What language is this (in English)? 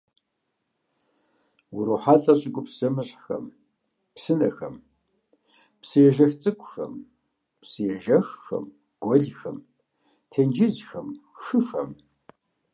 Kabardian